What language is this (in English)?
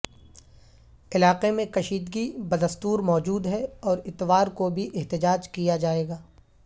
Urdu